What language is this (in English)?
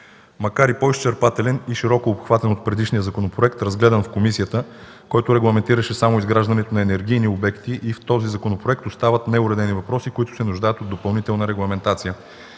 Bulgarian